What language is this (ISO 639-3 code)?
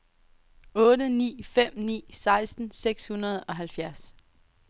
dan